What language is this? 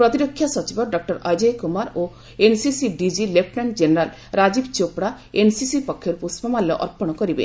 Odia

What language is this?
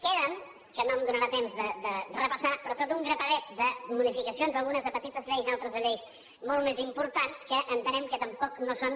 Catalan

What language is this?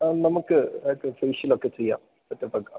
Malayalam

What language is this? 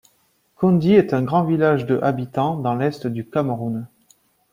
French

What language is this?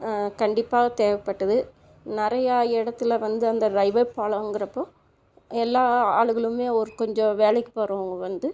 Tamil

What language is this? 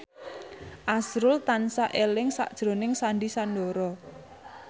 Javanese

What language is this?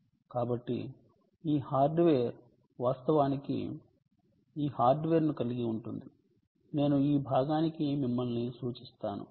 Telugu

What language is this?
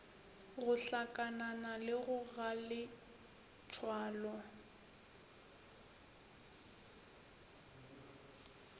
Northern Sotho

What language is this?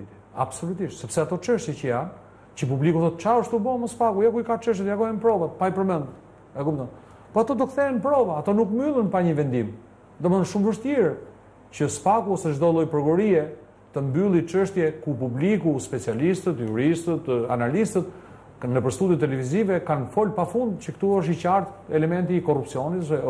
Romanian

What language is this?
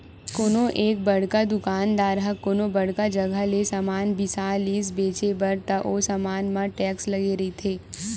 Chhattisgarhi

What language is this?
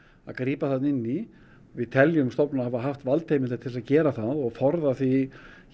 Icelandic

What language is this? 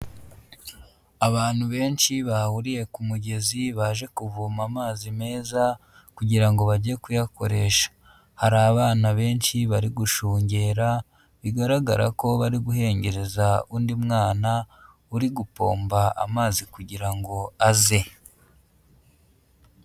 Kinyarwanda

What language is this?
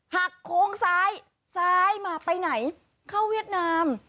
Thai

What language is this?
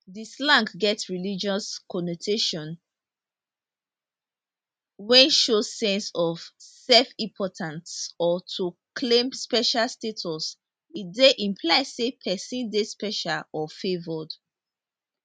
Nigerian Pidgin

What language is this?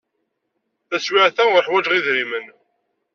Kabyle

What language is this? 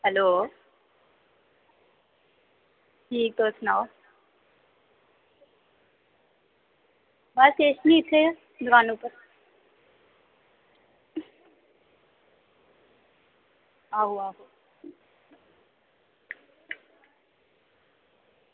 Dogri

